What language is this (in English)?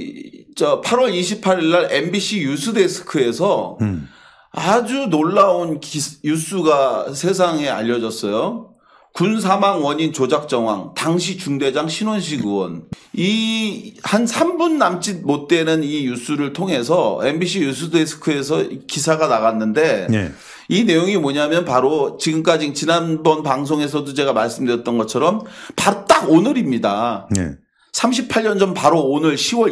Korean